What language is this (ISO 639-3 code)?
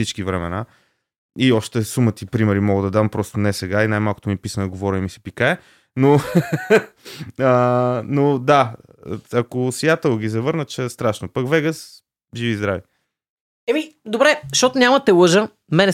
bul